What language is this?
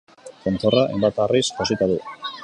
Basque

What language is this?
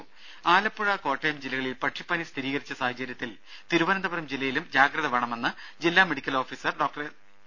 Malayalam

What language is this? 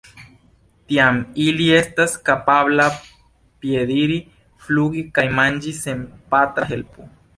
Esperanto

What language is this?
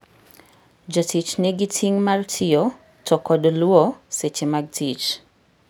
Luo (Kenya and Tanzania)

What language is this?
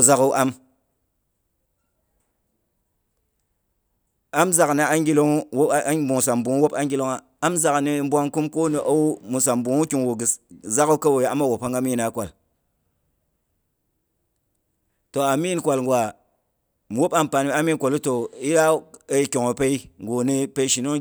Boghom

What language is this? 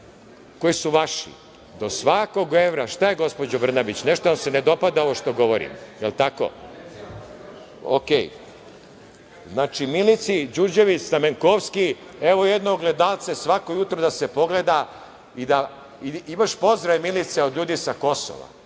Serbian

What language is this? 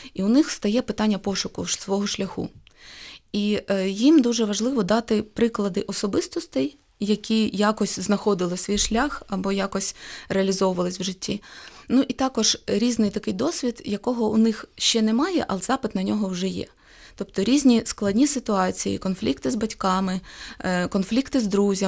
Ukrainian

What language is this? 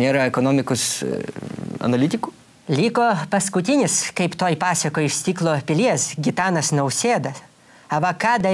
Russian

